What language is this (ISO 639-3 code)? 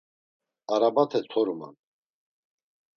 lzz